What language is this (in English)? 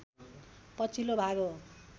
Nepali